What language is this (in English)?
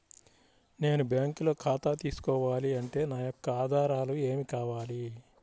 Telugu